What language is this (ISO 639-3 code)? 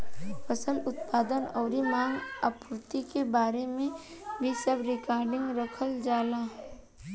bho